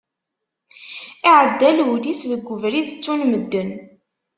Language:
Kabyle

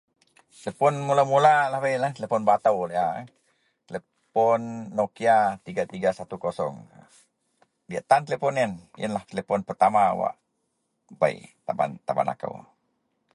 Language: Central Melanau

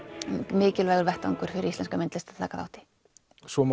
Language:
Icelandic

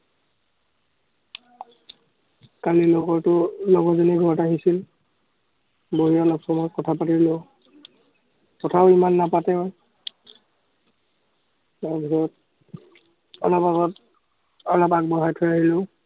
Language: Assamese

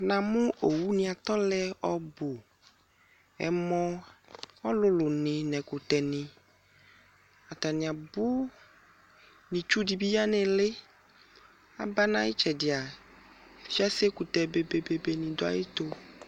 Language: Ikposo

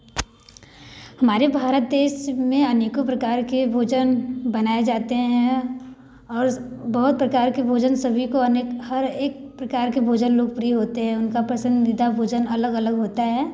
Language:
Hindi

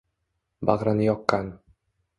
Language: Uzbek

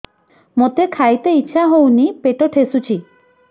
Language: Odia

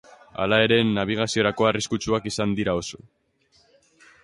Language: Basque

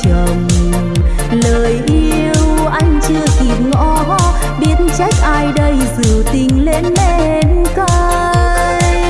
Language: Vietnamese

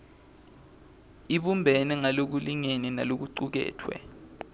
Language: Swati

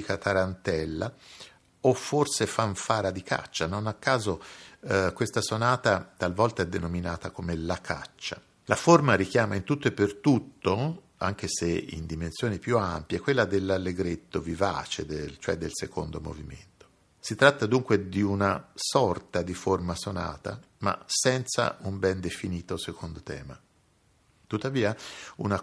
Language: Italian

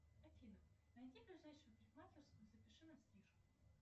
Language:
Russian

